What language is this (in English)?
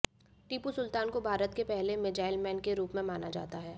Hindi